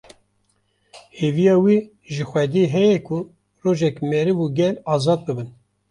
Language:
Kurdish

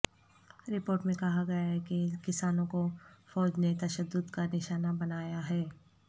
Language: Urdu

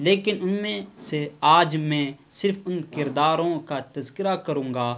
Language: Urdu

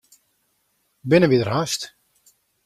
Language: Western Frisian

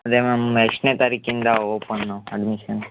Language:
Kannada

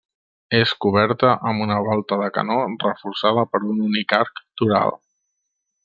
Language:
Catalan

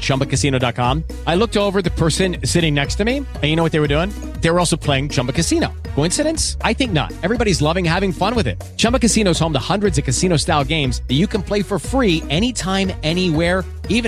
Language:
Italian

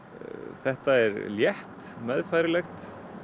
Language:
Icelandic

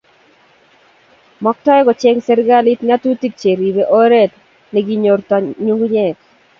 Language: Kalenjin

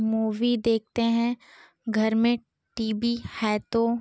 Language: Hindi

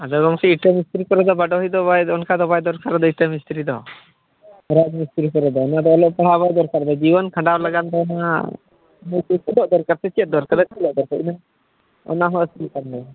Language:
Santali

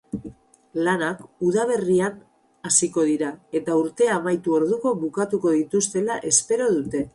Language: Basque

